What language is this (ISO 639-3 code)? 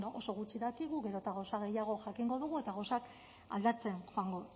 eus